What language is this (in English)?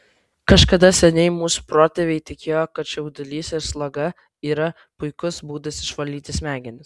Lithuanian